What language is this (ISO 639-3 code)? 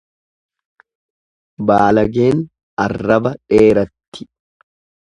orm